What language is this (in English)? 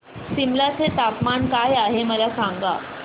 Marathi